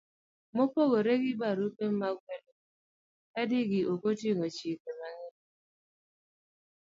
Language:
Luo (Kenya and Tanzania)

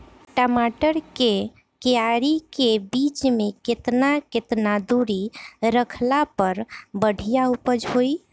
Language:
Bhojpuri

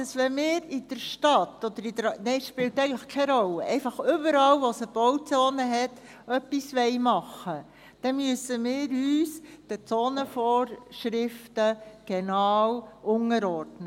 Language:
Swiss German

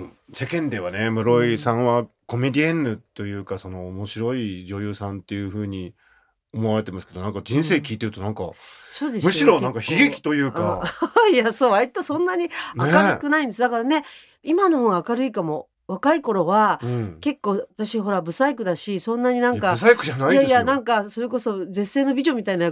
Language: Japanese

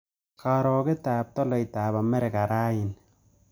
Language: Kalenjin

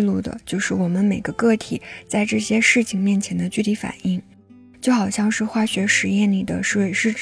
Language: Chinese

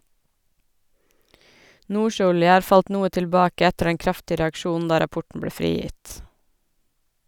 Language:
Norwegian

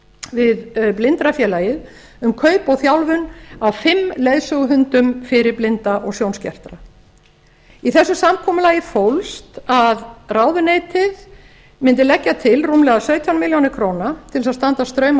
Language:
Icelandic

